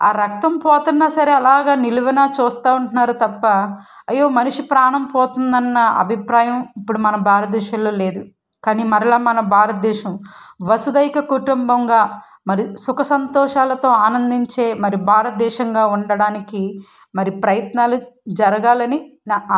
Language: Telugu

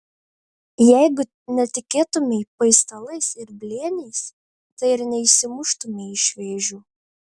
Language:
Lithuanian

